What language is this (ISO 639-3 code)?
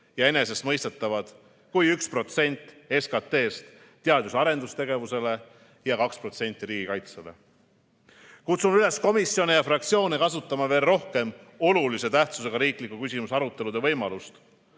est